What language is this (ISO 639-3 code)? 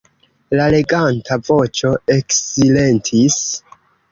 epo